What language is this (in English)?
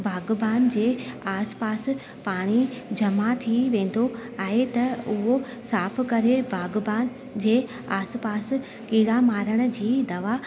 Sindhi